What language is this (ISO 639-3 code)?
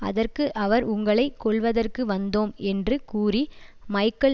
tam